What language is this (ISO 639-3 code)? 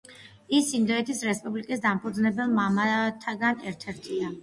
kat